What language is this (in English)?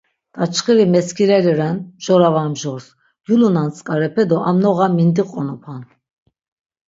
Laz